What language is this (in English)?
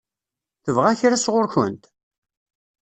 Kabyle